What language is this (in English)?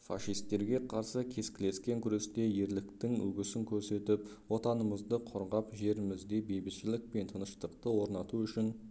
Kazakh